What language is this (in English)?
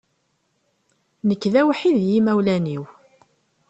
Kabyle